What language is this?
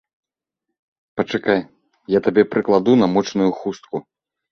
Belarusian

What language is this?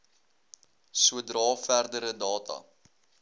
Afrikaans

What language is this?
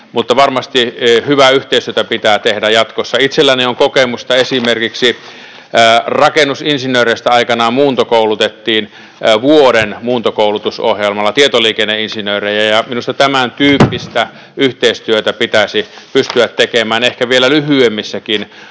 Finnish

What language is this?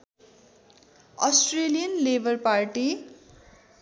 Nepali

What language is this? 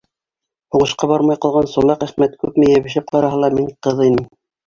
Bashkir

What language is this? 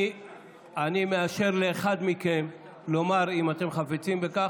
Hebrew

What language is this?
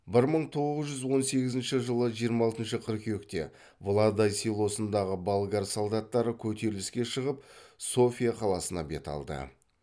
Kazakh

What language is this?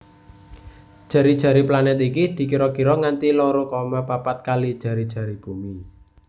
Javanese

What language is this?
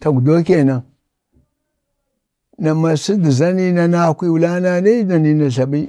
Bade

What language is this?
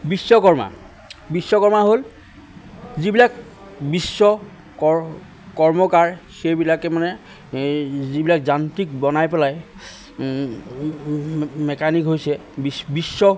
Assamese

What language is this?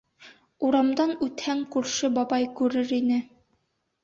Bashkir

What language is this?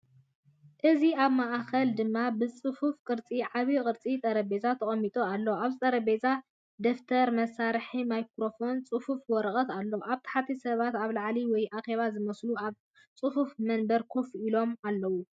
Tigrinya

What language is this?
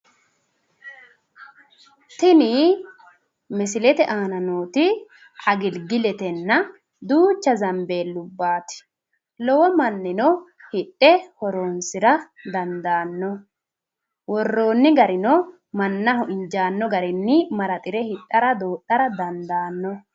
Sidamo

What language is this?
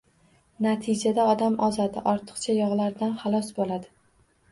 Uzbek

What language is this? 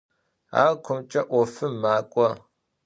Adyghe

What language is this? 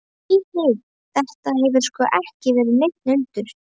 Icelandic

